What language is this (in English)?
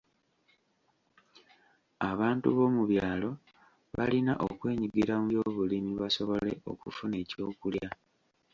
Ganda